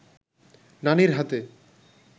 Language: Bangla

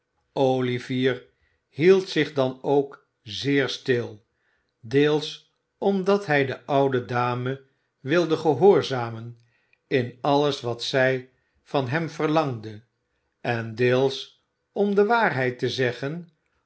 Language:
Dutch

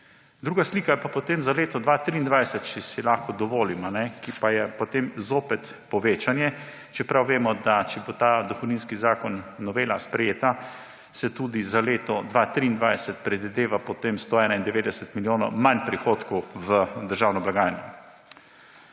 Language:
Slovenian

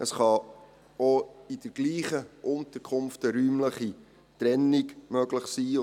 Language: Swiss German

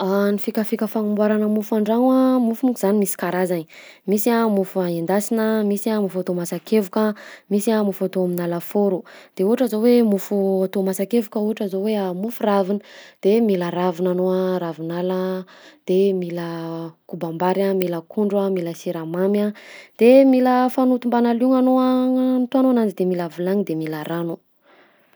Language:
Southern Betsimisaraka Malagasy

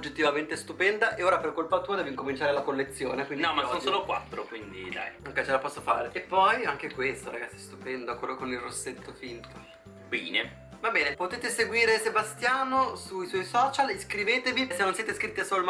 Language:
Italian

